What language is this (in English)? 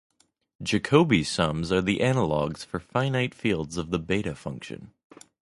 English